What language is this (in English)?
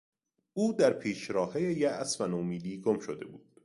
Persian